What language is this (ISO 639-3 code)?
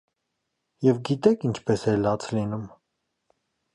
hye